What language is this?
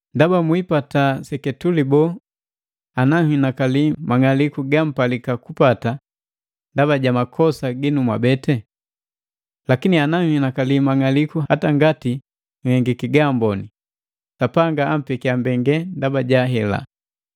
Matengo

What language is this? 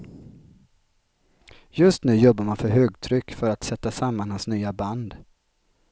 Swedish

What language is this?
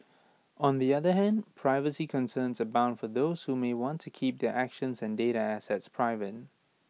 English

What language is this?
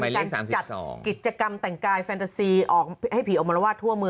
Thai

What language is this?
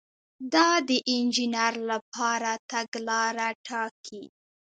Pashto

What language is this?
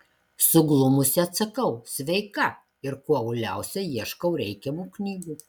Lithuanian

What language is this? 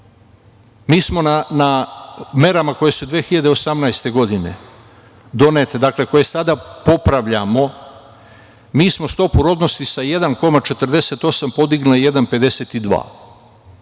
Serbian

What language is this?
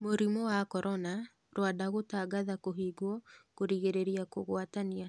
Kikuyu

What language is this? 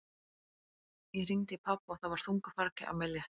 Icelandic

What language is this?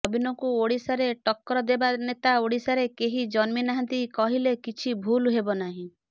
Odia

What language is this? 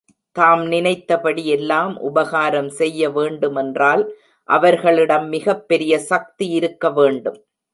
Tamil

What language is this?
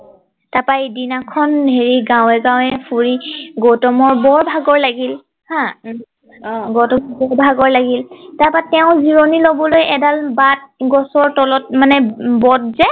Assamese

